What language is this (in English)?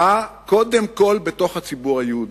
Hebrew